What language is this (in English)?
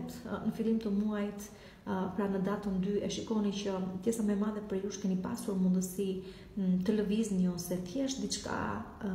Romanian